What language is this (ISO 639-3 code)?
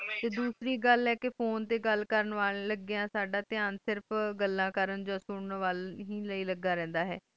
pan